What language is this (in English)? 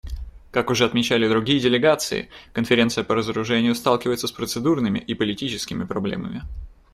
Russian